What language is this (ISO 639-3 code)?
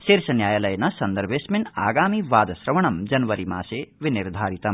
san